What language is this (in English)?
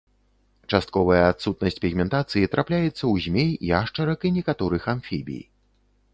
Belarusian